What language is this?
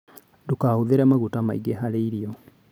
Kikuyu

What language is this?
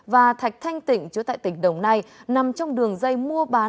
Vietnamese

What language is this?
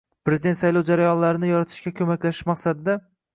Uzbek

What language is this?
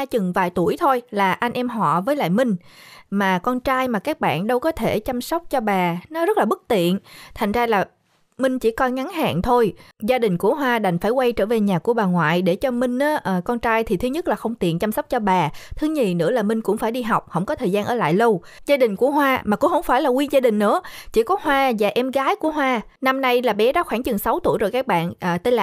Vietnamese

